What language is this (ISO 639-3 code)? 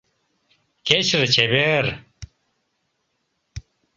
chm